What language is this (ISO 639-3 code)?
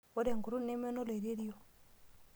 mas